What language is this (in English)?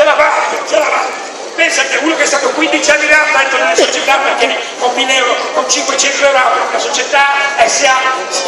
Italian